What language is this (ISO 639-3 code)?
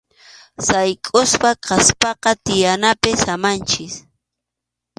qxu